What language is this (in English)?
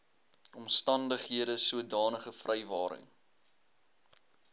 Afrikaans